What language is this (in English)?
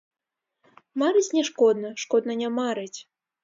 Belarusian